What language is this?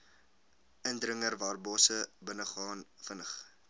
Afrikaans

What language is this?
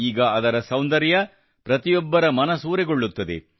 Kannada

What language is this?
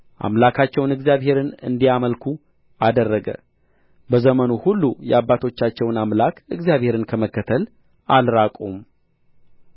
Amharic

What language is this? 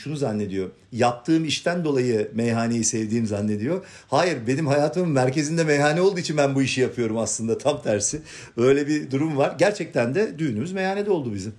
Turkish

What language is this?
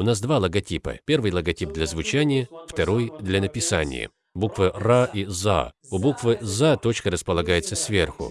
Russian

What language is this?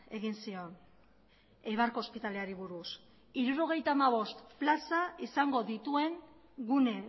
Basque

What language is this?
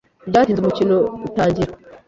Kinyarwanda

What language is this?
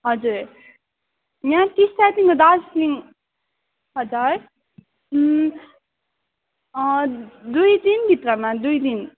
Nepali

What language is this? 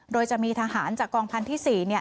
Thai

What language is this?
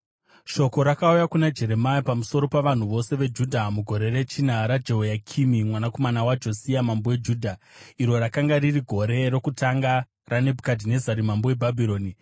Shona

